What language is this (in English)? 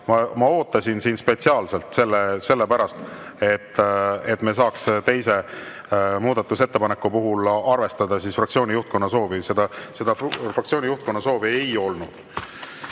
Estonian